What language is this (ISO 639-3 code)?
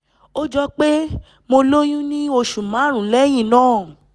yor